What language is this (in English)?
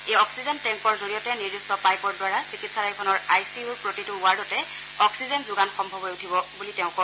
Assamese